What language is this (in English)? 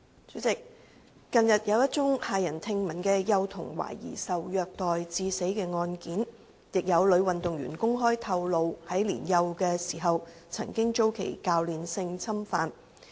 Cantonese